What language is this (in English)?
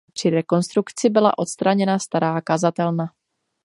Czech